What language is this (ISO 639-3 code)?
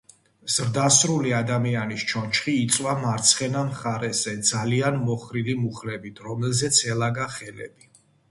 kat